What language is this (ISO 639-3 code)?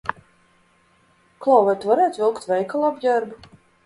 lav